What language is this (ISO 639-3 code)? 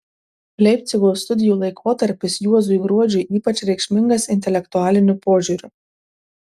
lit